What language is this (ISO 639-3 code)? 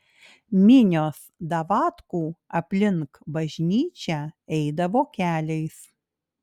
lit